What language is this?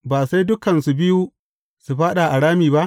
Hausa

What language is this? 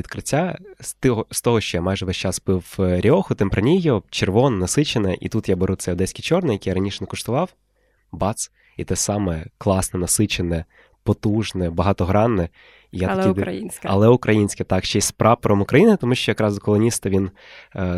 Ukrainian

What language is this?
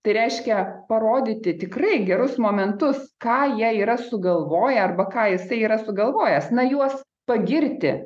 Lithuanian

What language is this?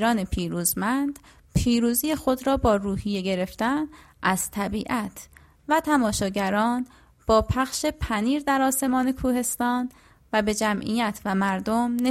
Persian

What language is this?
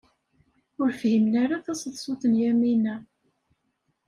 Kabyle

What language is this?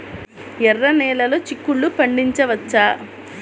Telugu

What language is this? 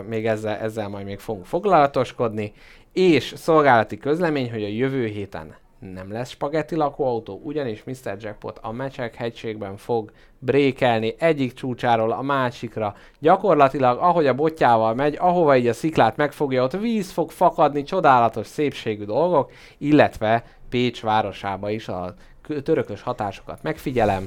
Hungarian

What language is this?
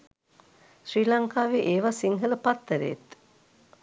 Sinhala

